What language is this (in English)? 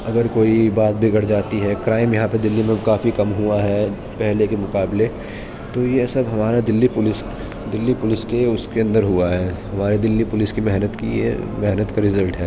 Urdu